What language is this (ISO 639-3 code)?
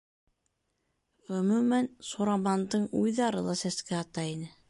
bak